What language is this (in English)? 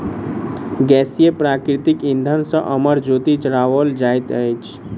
Maithili